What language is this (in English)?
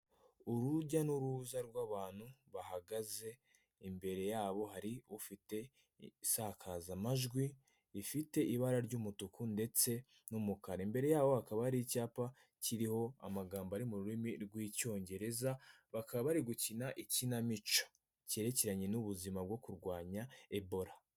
Kinyarwanda